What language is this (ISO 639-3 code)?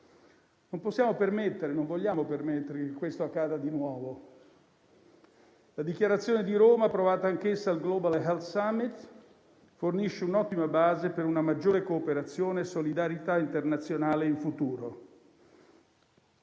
ita